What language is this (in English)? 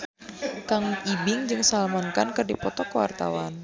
Sundanese